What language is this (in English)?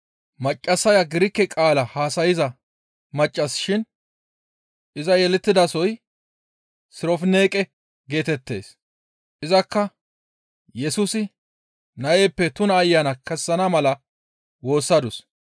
Gamo